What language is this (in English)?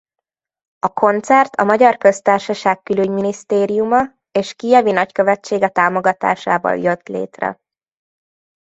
Hungarian